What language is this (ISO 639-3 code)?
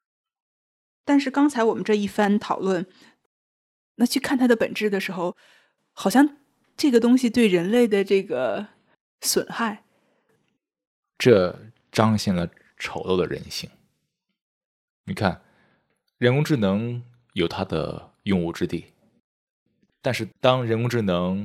zho